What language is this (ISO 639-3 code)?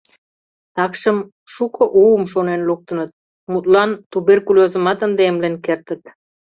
chm